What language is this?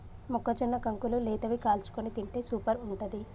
Telugu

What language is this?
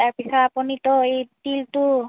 Assamese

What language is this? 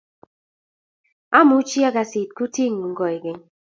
Kalenjin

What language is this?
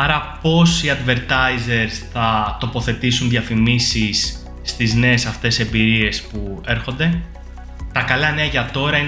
Greek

